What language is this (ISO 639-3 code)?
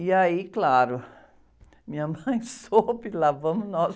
por